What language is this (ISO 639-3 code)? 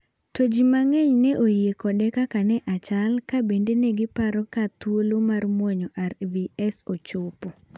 luo